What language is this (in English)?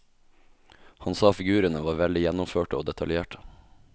Norwegian